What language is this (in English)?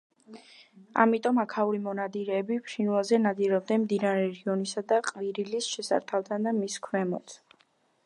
Georgian